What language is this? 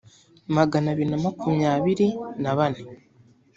Kinyarwanda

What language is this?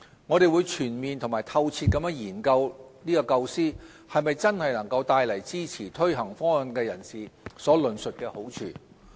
Cantonese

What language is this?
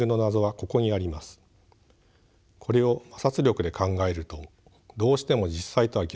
Japanese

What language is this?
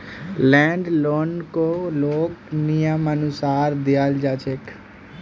Magahi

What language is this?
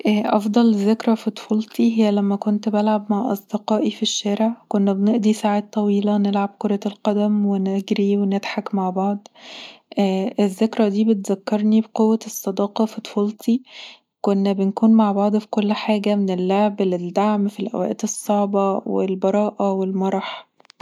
Egyptian Arabic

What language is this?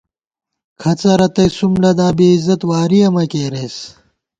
Gawar-Bati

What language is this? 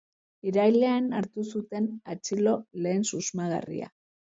Basque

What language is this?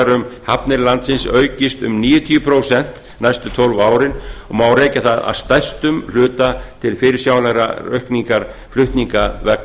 Icelandic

